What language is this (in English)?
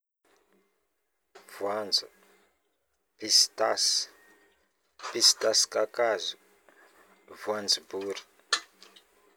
Northern Betsimisaraka Malagasy